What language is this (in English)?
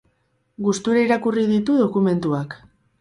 Basque